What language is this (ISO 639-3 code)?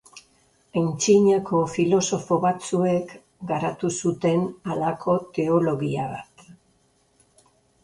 eus